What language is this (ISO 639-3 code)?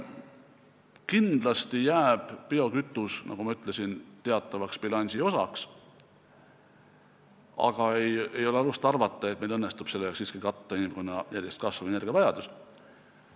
est